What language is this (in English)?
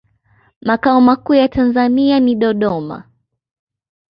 Swahili